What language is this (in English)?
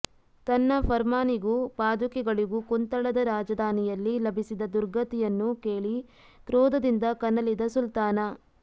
Kannada